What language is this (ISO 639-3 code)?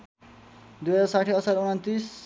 nep